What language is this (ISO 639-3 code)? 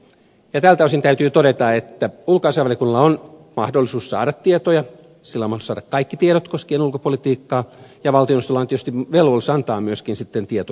fin